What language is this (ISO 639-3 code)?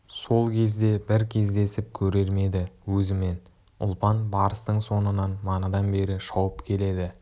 kaz